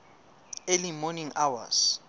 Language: Southern Sotho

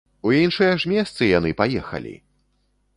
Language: Belarusian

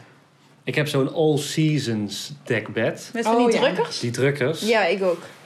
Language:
Dutch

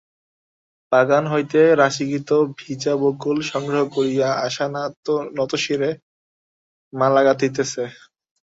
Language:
Bangla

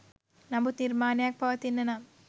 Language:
Sinhala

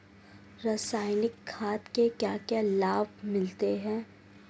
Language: Hindi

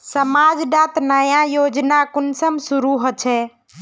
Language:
Magahi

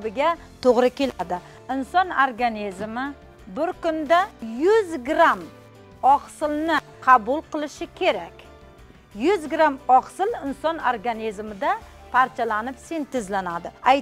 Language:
Turkish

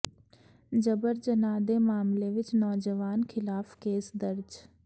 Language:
Punjabi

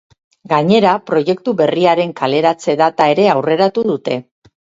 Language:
Basque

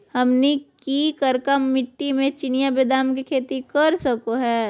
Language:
Magahi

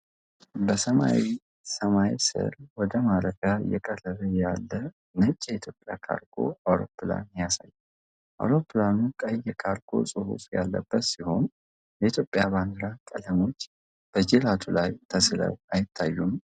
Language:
Amharic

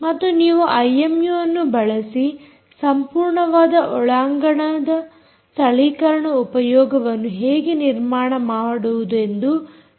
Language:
Kannada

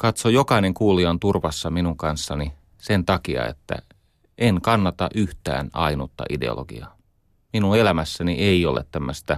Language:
Finnish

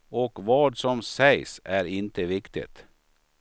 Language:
Swedish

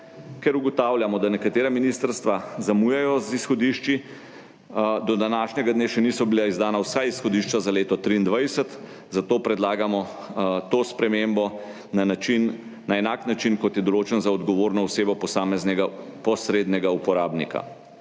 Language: Slovenian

